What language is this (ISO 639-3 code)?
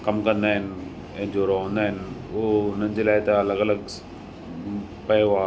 snd